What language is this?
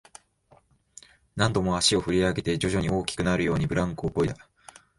Japanese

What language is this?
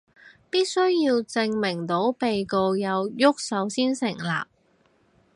Cantonese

